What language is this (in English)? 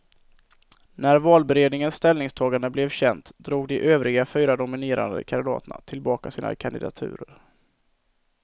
Swedish